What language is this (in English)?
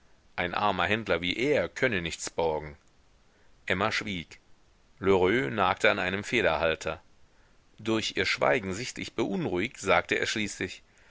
German